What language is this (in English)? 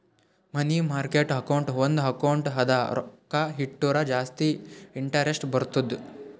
Kannada